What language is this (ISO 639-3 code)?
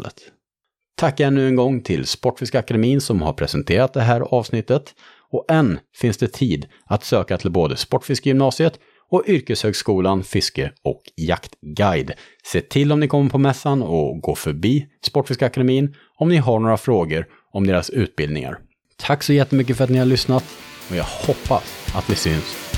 swe